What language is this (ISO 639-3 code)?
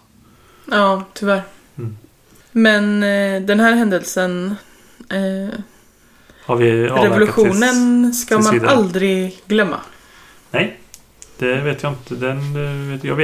swe